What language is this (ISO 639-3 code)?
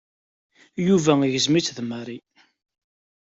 kab